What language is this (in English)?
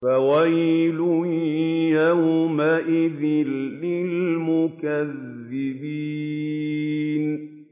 Arabic